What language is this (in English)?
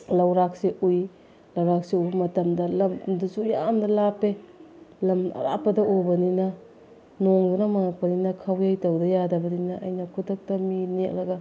Manipuri